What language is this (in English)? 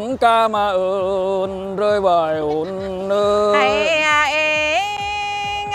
Vietnamese